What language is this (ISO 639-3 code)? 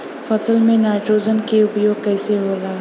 bho